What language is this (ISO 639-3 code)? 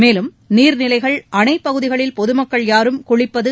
tam